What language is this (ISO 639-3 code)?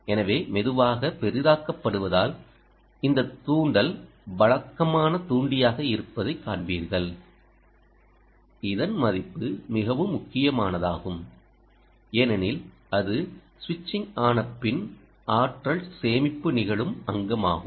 tam